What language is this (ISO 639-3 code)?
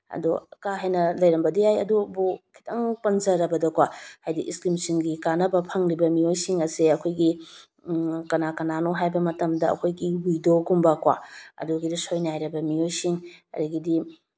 mni